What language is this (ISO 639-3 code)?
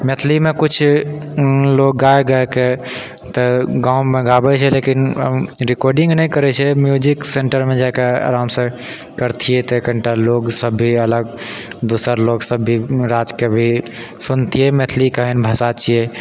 mai